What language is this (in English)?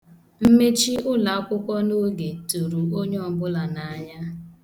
Igbo